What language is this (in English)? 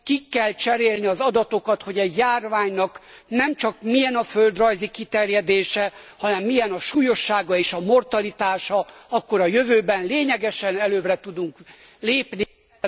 Hungarian